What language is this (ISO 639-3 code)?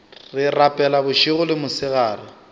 nso